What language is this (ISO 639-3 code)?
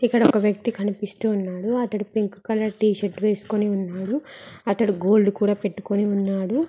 tel